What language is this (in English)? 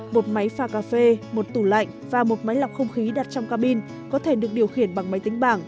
Vietnamese